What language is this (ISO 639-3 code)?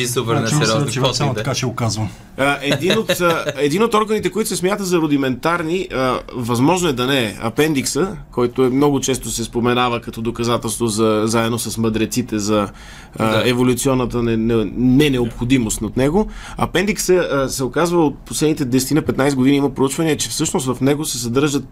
bul